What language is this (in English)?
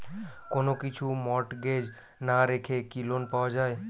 Bangla